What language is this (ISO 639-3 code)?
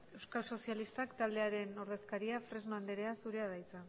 eus